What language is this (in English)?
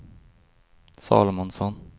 Swedish